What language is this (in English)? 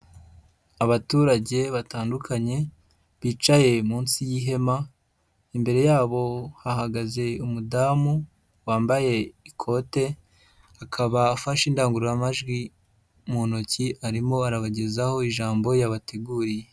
Kinyarwanda